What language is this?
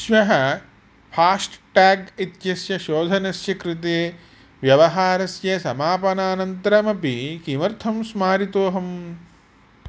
Sanskrit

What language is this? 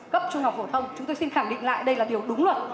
Vietnamese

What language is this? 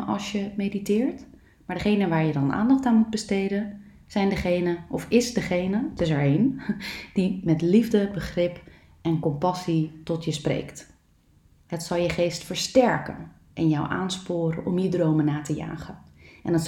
Dutch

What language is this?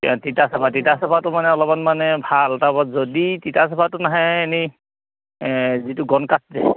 Assamese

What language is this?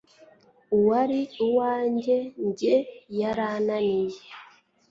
Kinyarwanda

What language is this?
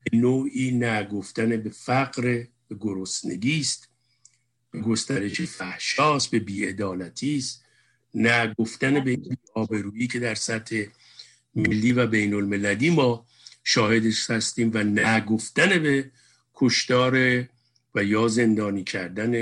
Persian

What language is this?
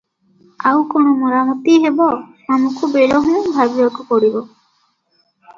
Odia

